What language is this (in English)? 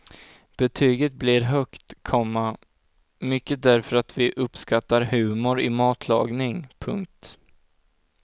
Swedish